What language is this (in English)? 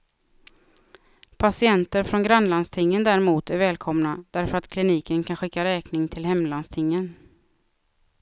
Swedish